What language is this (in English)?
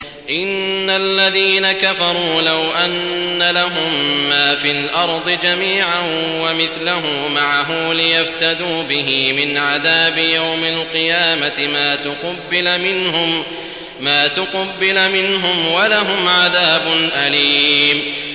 Arabic